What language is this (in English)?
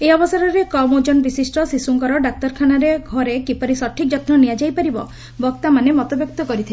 Odia